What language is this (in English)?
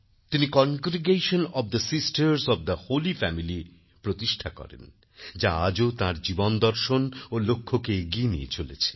Bangla